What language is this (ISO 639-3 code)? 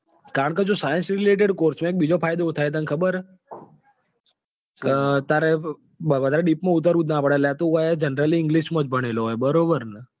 guj